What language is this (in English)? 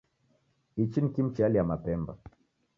Taita